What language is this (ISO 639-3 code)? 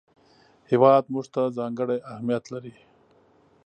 pus